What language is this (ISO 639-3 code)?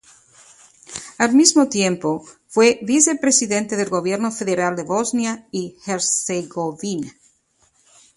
spa